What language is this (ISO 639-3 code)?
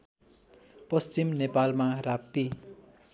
nep